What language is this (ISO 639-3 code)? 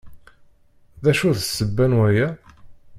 kab